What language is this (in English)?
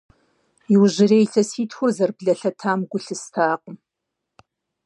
Kabardian